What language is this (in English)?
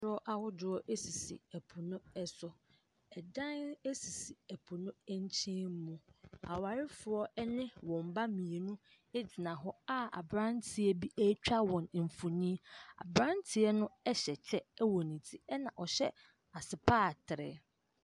Akan